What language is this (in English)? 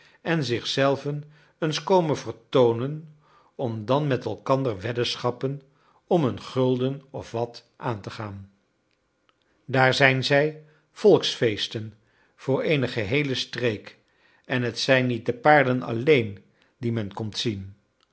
Dutch